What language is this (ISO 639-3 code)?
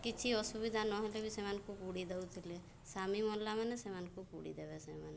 ori